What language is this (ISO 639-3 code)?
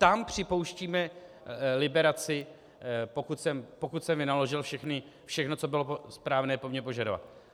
ces